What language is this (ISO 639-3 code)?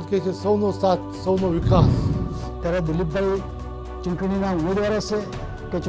ron